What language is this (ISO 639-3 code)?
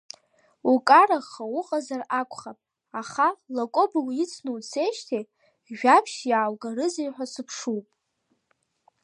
abk